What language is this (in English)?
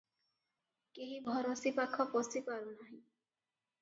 Odia